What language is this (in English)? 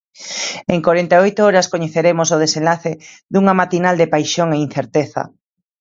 Galician